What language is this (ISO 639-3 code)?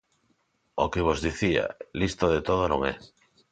glg